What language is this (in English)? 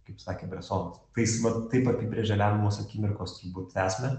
Lithuanian